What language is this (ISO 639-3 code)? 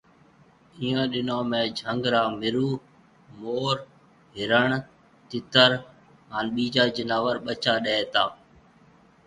mve